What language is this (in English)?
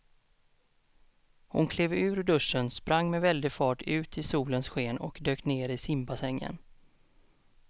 Swedish